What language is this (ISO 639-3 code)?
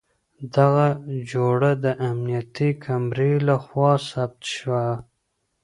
pus